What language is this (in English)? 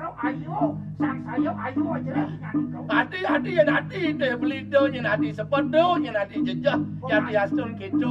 Thai